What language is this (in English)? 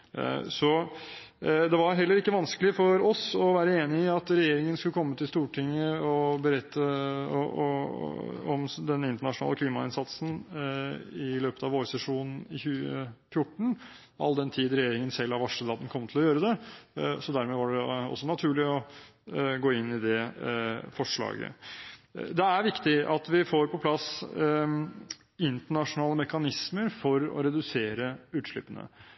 Norwegian Bokmål